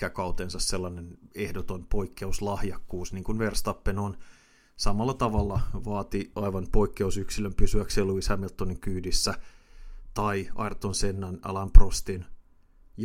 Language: Finnish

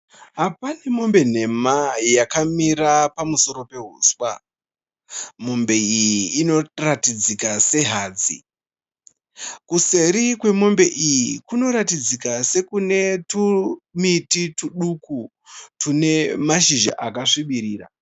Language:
Shona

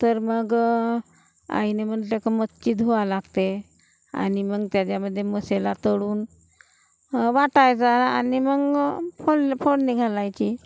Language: Marathi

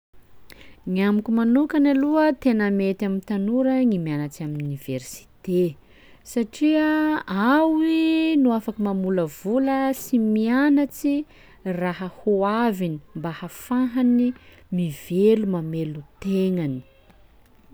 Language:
Sakalava Malagasy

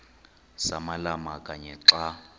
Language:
Xhosa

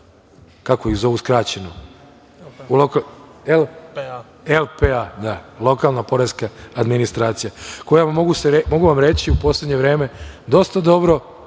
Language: Serbian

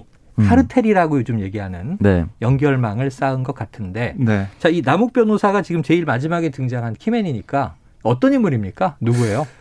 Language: Korean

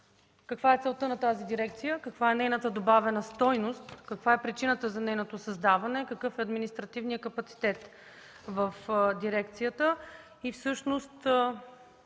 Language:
Bulgarian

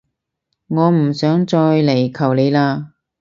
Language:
Cantonese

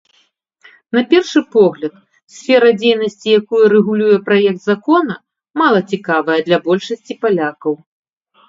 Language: Belarusian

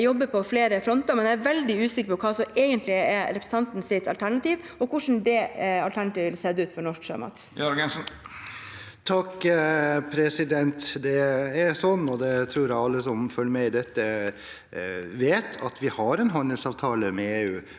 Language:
Norwegian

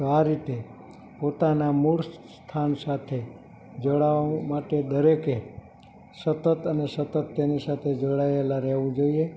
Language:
Gujarati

